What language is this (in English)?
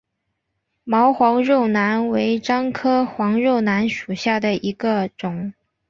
Chinese